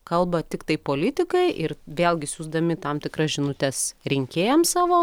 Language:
Lithuanian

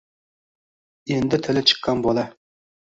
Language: Uzbek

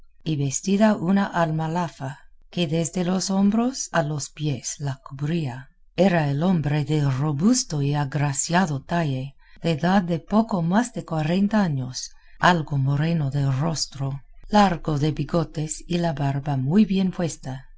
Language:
Spanish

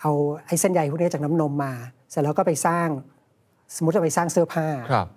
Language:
Thai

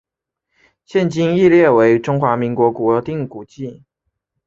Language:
Chinese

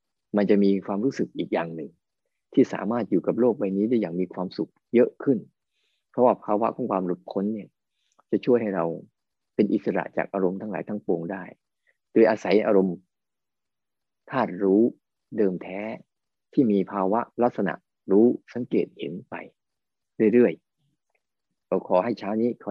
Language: Thai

